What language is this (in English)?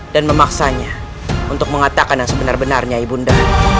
Indonesian